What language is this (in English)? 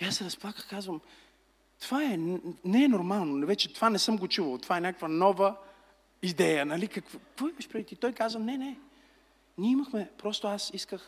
Bulgarian